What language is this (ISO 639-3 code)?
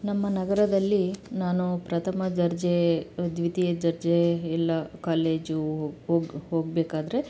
kan